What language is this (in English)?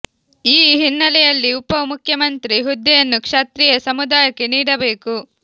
Kannada